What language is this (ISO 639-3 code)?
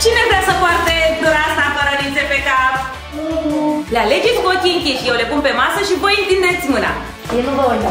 ron